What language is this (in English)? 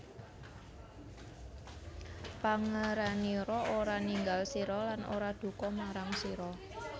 Javanese